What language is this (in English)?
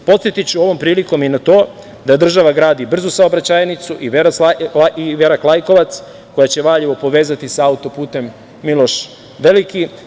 Serbian